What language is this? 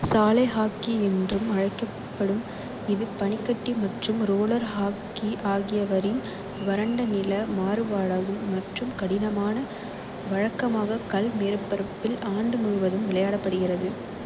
Tamil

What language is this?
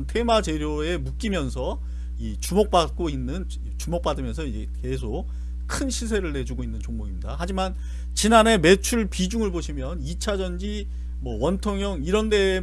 Korean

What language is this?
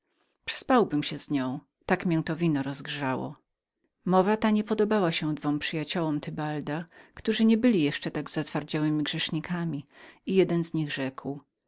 Polish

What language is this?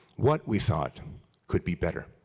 English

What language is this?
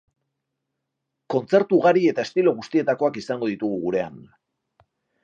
Basque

